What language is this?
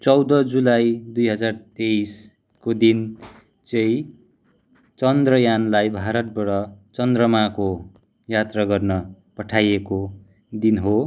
Nepali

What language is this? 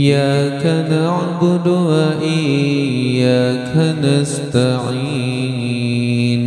Arabic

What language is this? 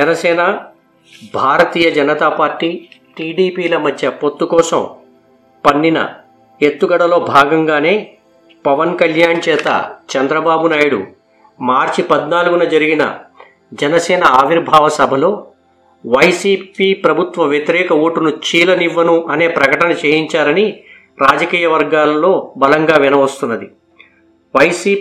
Telugu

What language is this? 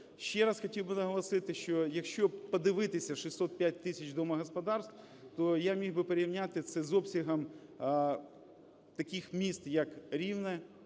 Ukrainian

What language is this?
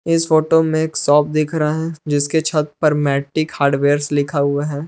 Hindi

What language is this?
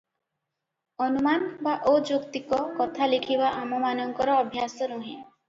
Odia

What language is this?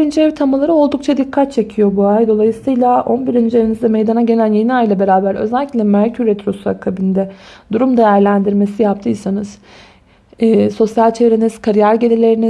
Turkish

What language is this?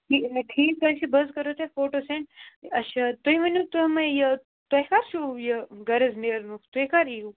Kashmiri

